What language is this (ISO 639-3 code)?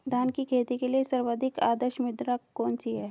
hin